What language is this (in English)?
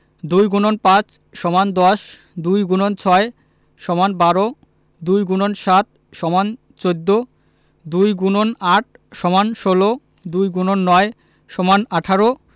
Bangla